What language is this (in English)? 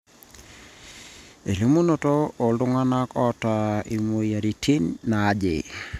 Masai